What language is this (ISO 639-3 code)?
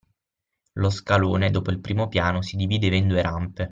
ita